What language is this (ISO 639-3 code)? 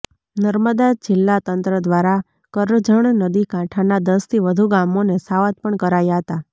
guj